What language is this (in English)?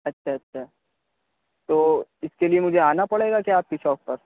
Urdu